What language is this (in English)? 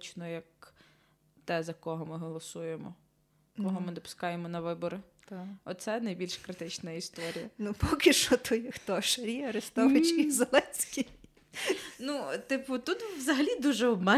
Ukrainian